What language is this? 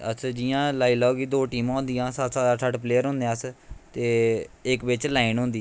Dogri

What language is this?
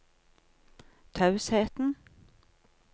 Norwegian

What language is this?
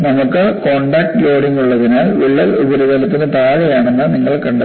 Malayalam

